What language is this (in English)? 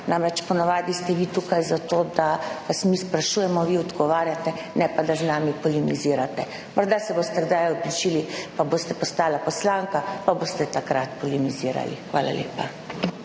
Slovenian